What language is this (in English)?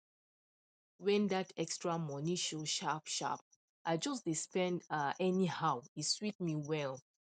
Nigerian Pidgin